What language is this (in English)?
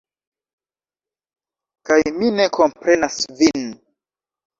Esperanto